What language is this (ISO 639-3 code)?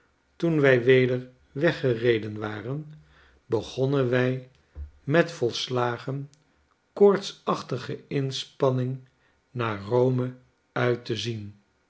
nld